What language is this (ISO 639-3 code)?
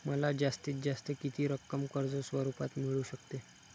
mar